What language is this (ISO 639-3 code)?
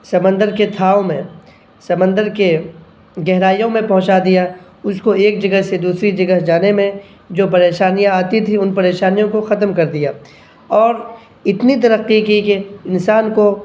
urd